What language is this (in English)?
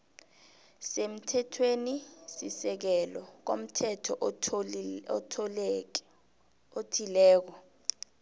South Ndebele